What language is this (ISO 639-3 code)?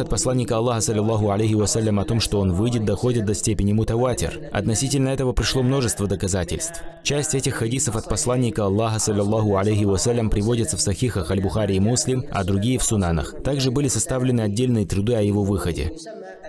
rus